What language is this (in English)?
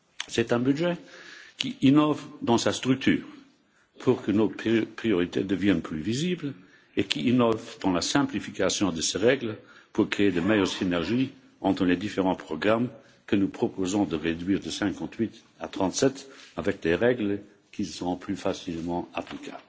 French